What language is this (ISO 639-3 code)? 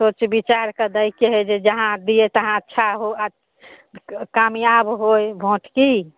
mai